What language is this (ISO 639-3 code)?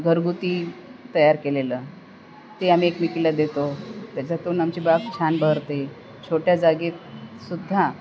mar